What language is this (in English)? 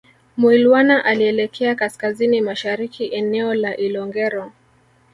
Swahili